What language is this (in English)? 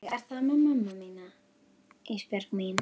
Icelandic